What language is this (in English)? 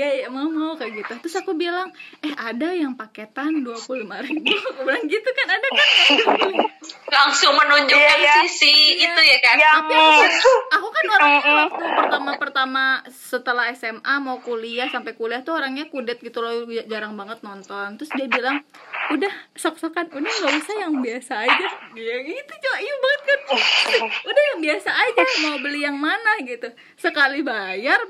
Indonesian